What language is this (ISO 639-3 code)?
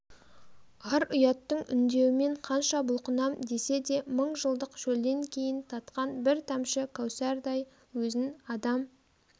kaz